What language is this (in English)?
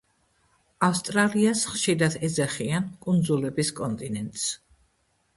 Georgian